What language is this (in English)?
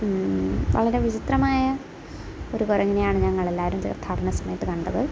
Malayalam